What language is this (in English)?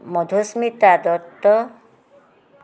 Assamese